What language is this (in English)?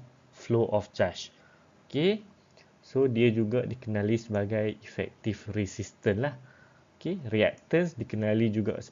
Malay